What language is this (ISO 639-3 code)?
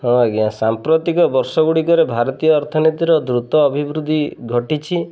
ori